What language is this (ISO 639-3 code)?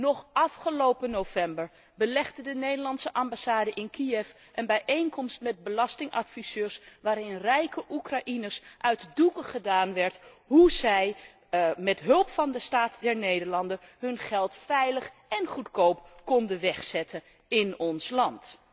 nld